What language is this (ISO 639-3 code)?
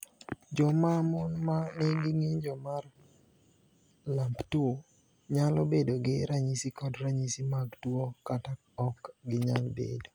luo